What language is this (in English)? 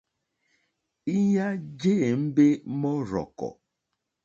Mokpwe